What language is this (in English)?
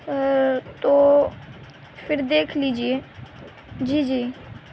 Urdu